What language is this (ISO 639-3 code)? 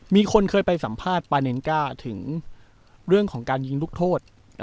tha